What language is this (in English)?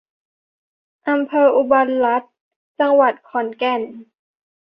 Thai